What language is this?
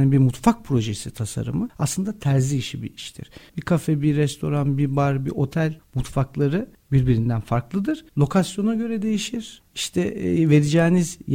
Turkish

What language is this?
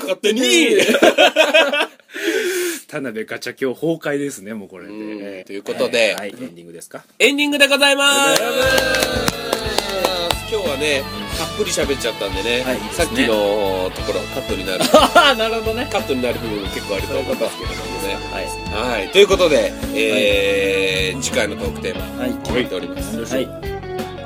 Japanese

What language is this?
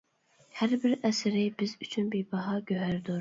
Uyghur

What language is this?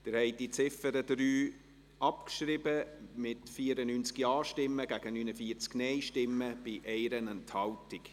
Swiss German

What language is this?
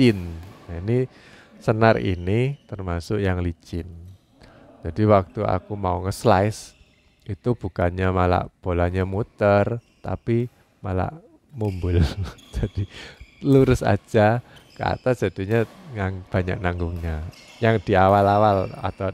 Indonesian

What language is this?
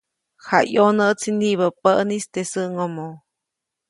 Copainalá Zoque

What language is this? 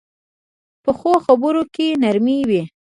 Pashto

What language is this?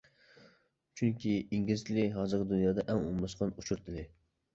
Uyghur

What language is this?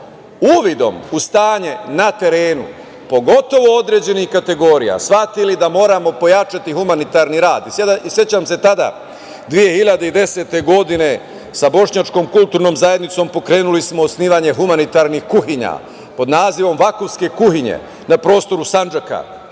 Serbian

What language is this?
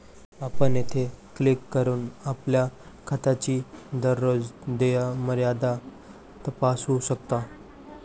Marathi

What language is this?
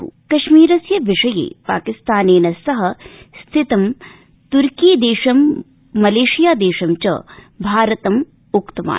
Sanskrit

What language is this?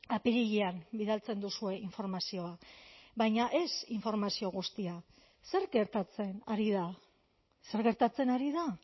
Basque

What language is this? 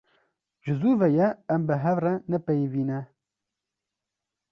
Kurdish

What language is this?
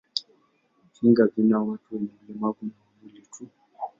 Swahili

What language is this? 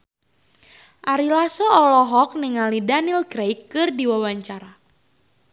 Sundanese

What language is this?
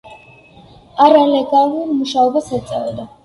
Georgian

